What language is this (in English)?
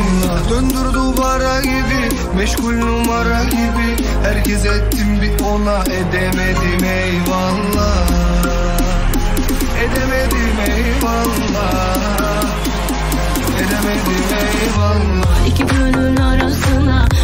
Turkish